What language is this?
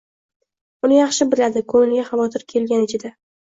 Uzbek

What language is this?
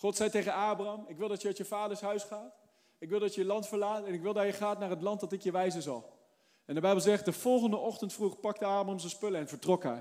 Dutch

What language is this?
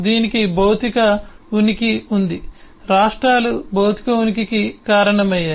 Telugu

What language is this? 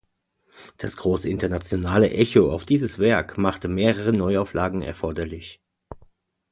German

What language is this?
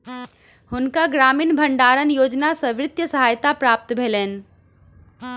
Maithili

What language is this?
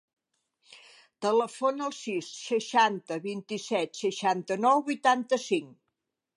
Catalan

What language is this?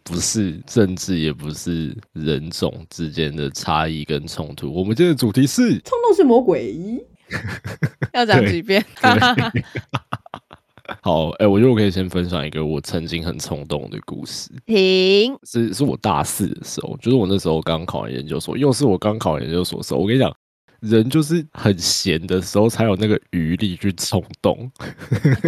Chinese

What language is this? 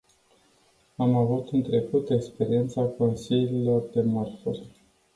Romanian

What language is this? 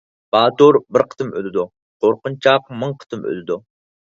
Uyghur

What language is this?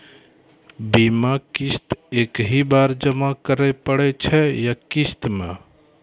Maithili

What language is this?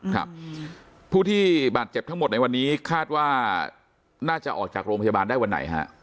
Thai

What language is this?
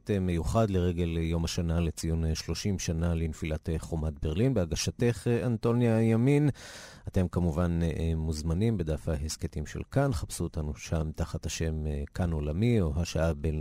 Hebrew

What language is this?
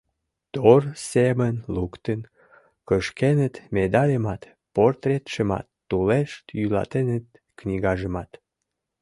Mari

